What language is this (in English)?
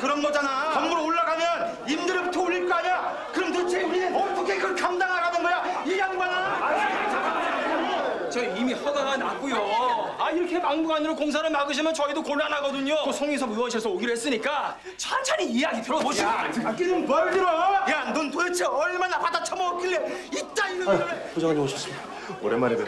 Korean